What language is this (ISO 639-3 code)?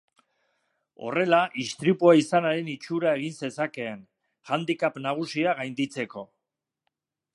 eus